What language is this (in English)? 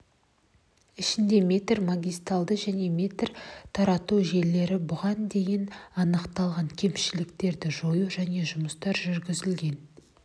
Kazakh